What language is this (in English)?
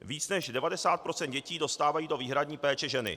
Czech